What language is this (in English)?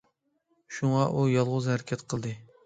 Uyghur